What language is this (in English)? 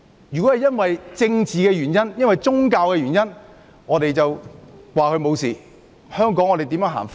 Cantonese